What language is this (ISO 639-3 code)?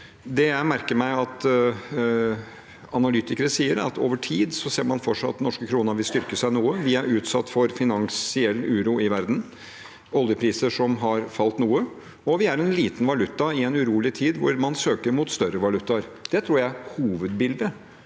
nor